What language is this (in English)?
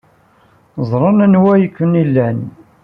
Kabyle